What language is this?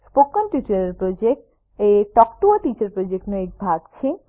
Gujarati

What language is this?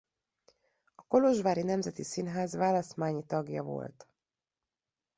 Hungarian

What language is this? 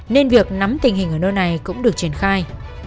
Vietnamese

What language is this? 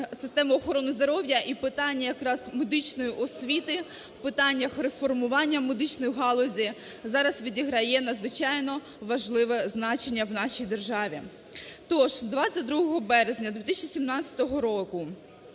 Ukrainian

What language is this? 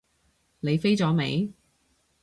Cantonese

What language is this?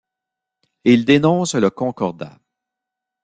French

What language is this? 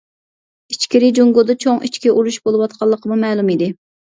Uyghur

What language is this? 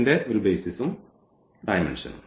Malayalam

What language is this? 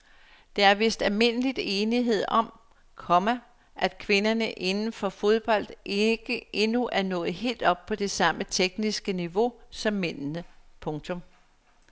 Danish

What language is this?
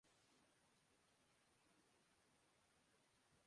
Urdu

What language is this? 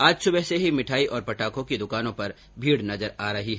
Hindi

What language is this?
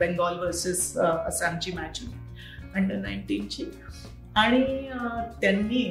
Marathi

